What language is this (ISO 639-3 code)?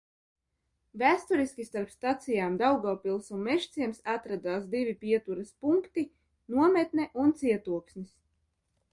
lav